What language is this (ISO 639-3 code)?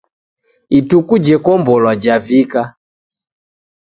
dav